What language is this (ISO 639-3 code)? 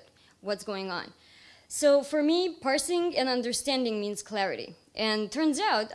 eng